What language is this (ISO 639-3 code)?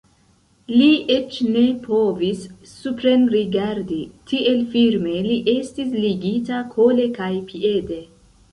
epo